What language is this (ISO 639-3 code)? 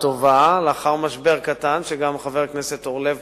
heb